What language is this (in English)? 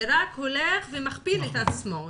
Hebrew